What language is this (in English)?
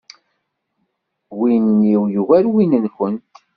Kabyle